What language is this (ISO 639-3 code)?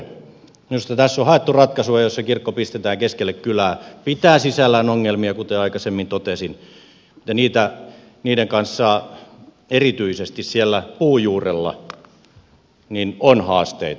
fin